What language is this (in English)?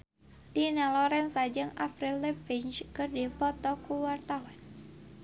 Sundanese